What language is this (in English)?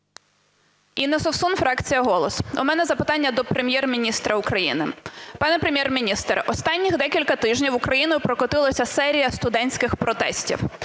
Ukrainian